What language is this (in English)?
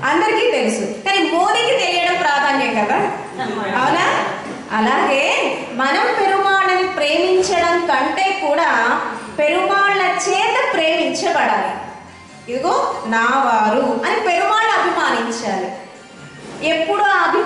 Indonesian